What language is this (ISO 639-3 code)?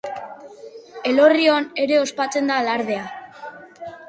eus